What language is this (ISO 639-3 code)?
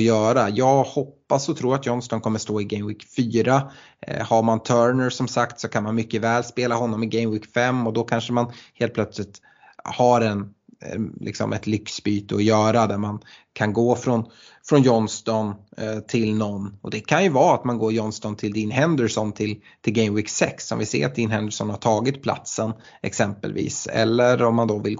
swe